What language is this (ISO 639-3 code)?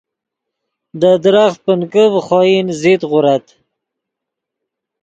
ydg